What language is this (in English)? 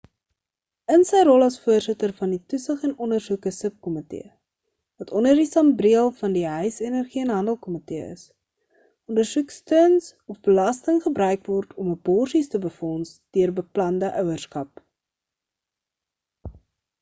Afrikaans